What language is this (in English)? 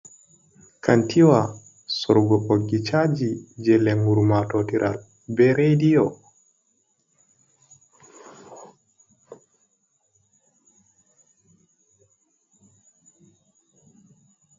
Fula